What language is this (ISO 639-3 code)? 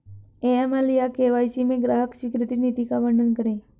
hin